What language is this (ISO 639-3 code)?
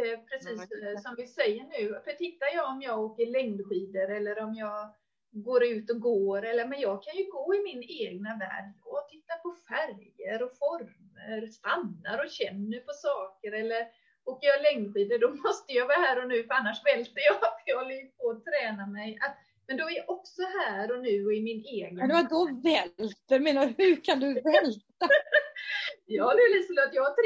swe